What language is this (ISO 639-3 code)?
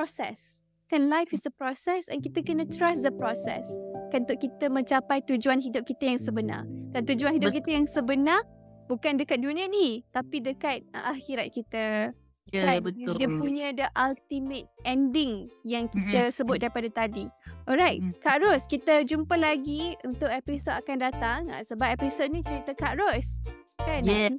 msa